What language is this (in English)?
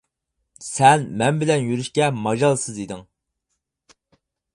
Uyghur